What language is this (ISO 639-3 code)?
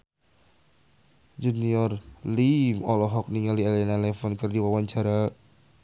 sun